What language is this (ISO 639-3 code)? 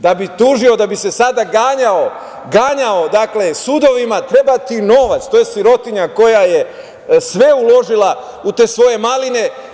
srp